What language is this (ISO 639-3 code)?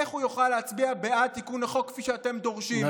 heb